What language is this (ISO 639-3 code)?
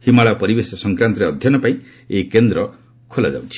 ori